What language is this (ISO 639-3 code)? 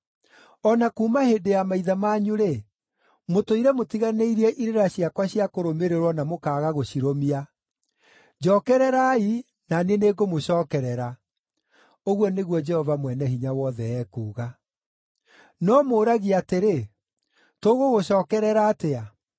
kik